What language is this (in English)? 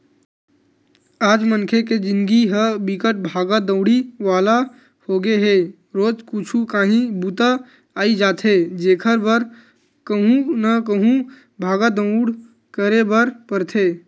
Chhattisgarhi